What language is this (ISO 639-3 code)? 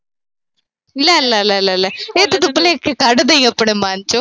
pan